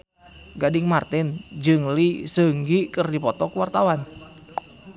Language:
Sundanese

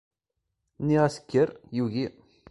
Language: Kabyle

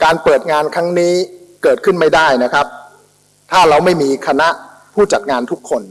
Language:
Thai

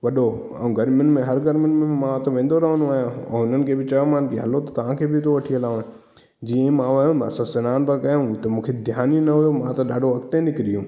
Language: Sindhi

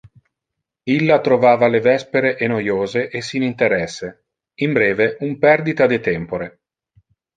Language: Interlingua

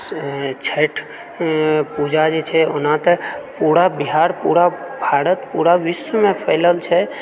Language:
Maithili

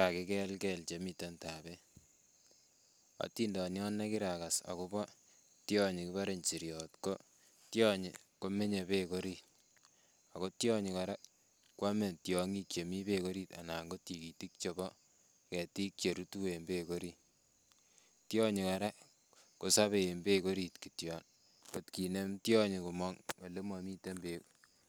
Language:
Kalenjin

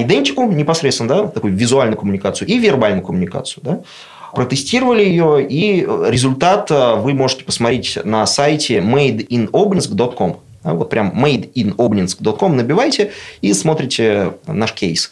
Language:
Russian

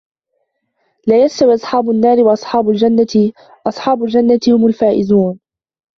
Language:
Arabic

